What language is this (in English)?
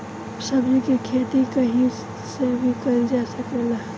Bhojpuri